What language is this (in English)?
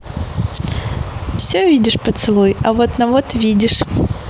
Russian